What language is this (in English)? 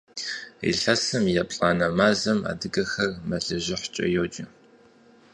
Kabardian